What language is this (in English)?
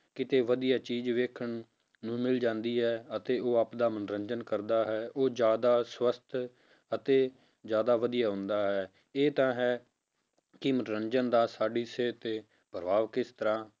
Punjabi